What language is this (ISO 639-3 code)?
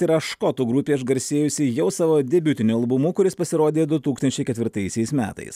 lit